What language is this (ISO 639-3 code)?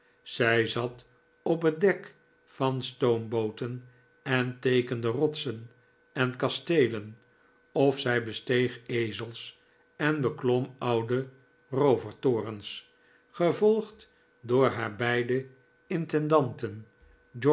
nld